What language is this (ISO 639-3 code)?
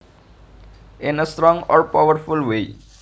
jav